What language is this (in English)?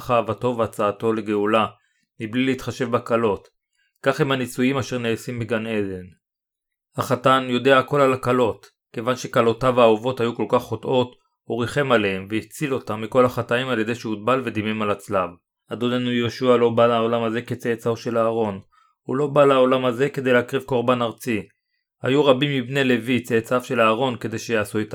Hebrew